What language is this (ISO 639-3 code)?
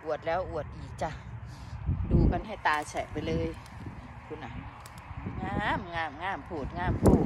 tha